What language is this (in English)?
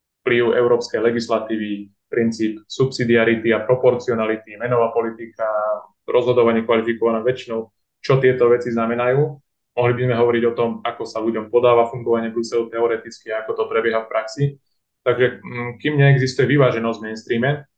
Slovak